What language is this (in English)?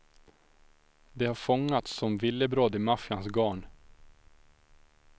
Swedish